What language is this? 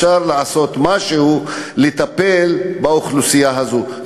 Hebrew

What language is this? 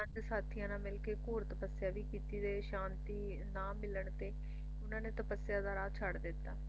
Punjabi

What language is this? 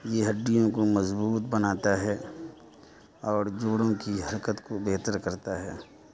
Urdu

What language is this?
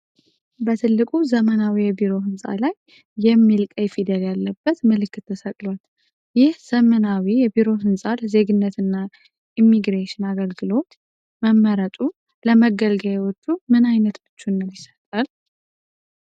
Amharic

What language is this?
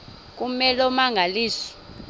Xhosa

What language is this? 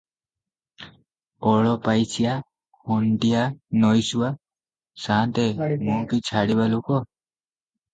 Odia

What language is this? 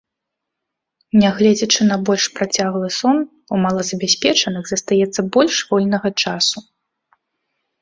Belarusian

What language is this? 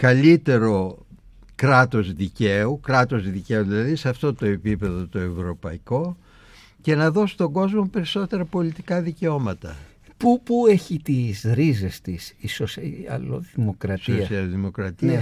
Greek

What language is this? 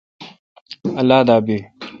Kalkoti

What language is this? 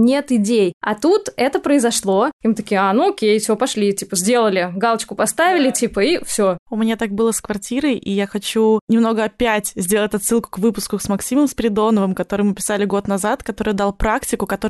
Russian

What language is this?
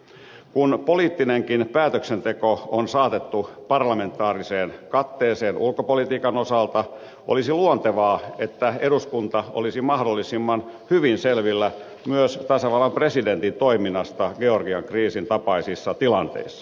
Finnish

